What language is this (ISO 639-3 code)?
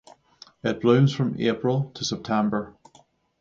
eng